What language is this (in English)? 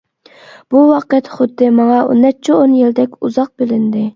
Uyghur